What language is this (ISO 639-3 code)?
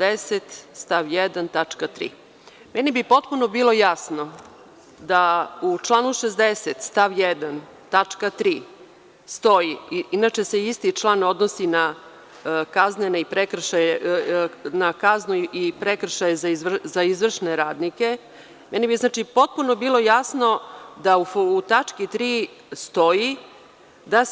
srp